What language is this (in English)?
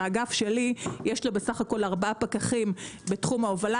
Hebrew